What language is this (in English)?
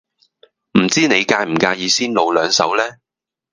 Cantonese